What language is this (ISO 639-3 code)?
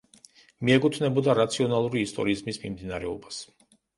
kat